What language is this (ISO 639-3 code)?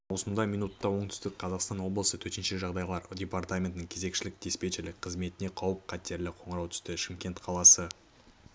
kaz